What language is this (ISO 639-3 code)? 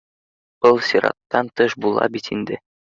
bak